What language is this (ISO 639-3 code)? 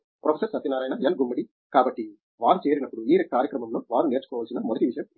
tel